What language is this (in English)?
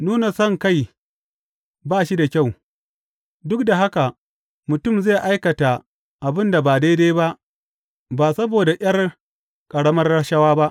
Hausa